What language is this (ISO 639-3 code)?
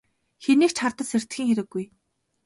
mon